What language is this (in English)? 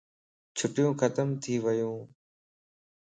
Lasi